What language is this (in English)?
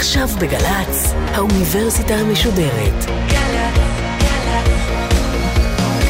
Hebrew